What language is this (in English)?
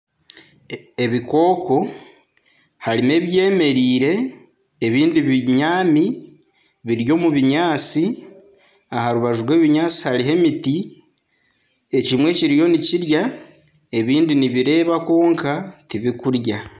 Nyankole